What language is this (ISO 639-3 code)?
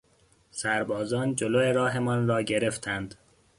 fas